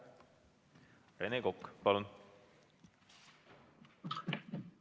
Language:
Estonian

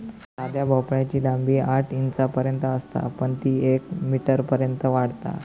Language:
Marathi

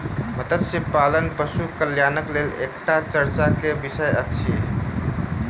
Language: Maithili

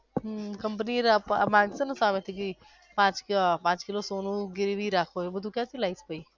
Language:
Gujarati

